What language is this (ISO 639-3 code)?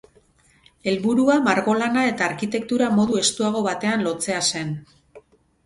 eus